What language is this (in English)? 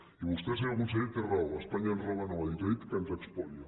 Catalan